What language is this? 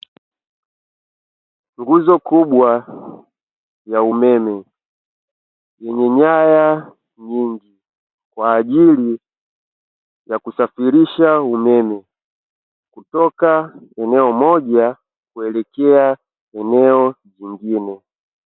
Swahili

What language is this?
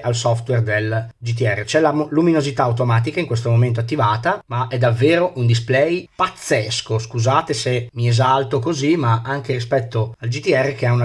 Italian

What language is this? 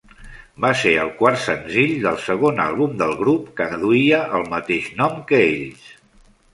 Catalan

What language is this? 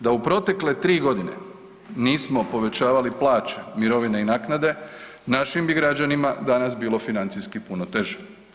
Croatian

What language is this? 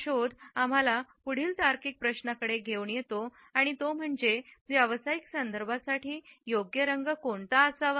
Marathi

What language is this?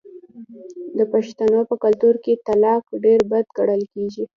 Pashto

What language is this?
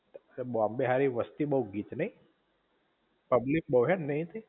Gujarati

